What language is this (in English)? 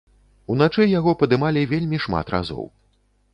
Belarusian